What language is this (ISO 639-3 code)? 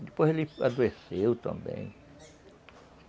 por